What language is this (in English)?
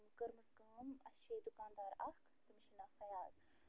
Kashmiri